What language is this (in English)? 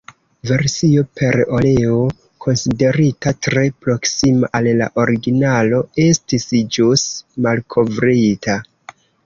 Esperanto